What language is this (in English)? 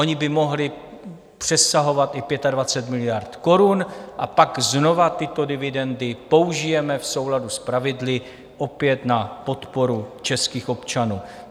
Czech